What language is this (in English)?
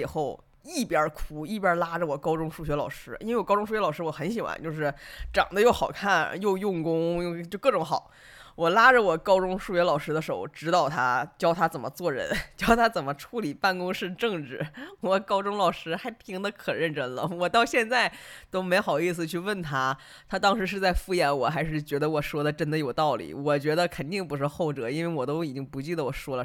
Chinese